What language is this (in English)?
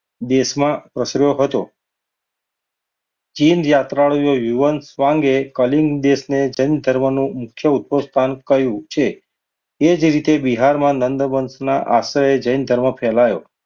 Gujarati